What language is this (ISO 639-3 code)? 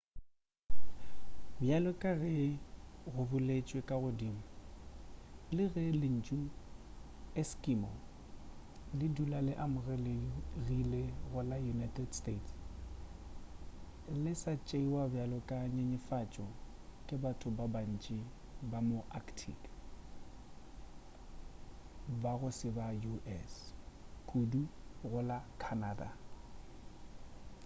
nso